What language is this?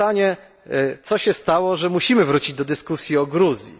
Polish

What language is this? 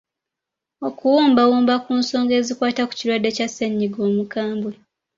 Ganda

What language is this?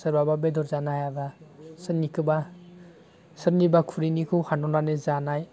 Bodo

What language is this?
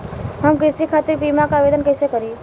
Bhojpuri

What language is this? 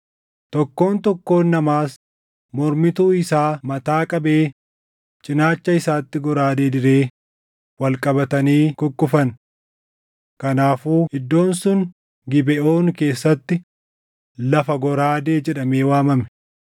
Oromo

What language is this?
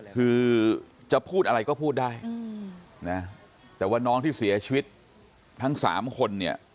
Thai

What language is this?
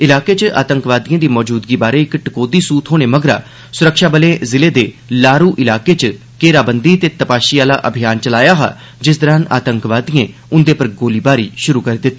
Dogri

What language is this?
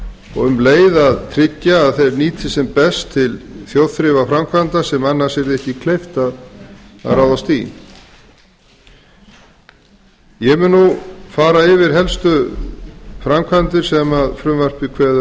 Icelandic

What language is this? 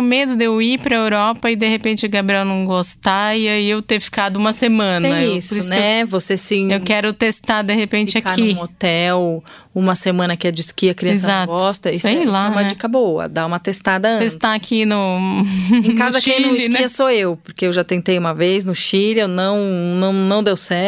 Portuguese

